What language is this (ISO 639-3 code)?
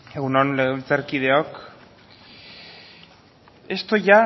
eus